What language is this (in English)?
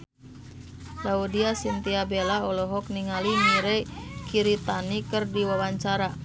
Sundanese